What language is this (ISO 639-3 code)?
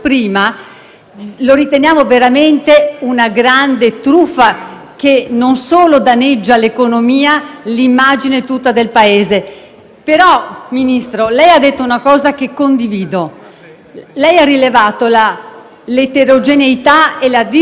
ita